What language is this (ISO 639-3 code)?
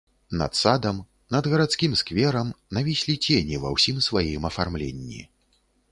bel